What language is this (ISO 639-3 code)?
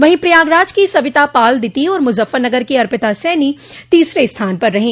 hin